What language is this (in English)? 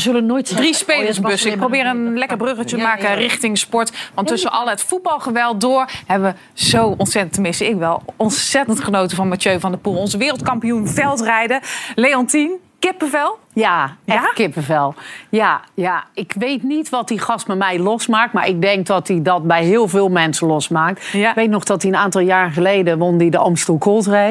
Dutch